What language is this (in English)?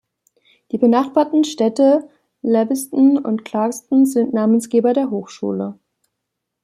German